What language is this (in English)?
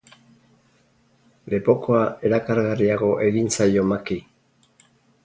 Basque